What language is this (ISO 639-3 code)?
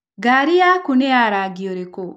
kik